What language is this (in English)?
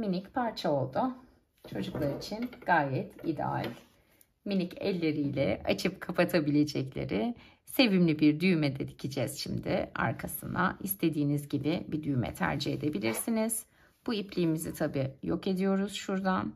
Turkish